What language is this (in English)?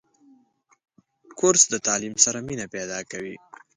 Pashto